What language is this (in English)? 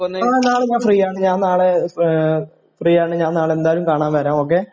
Malayalam